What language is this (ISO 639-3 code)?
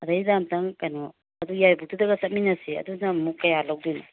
mni